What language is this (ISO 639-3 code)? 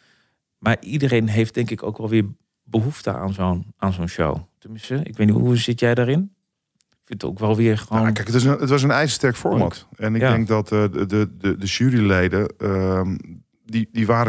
nld